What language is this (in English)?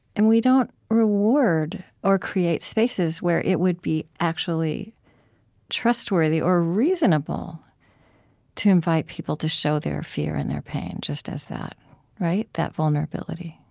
English